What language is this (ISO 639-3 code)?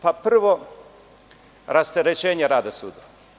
srp